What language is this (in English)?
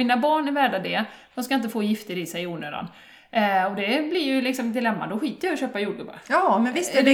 Swedish